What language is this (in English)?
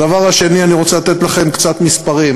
Hebrew